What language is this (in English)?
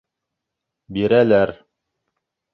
Bashkir